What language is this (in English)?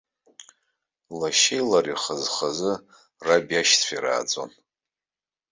Abkhazian